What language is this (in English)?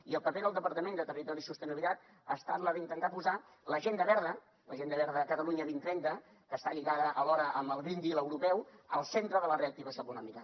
Catalan